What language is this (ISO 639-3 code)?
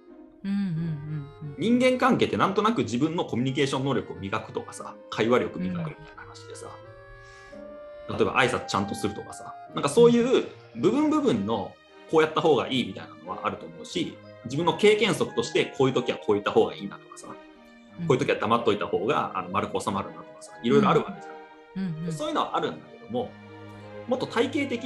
jpn